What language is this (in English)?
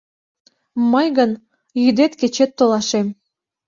Mari